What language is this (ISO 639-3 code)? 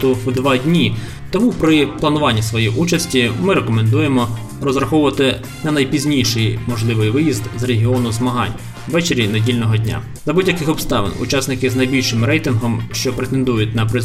ukr